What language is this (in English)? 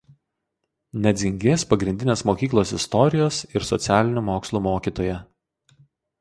Lithuanian